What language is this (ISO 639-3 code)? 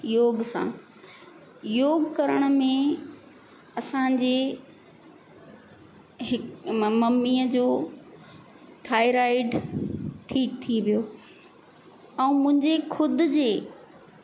snd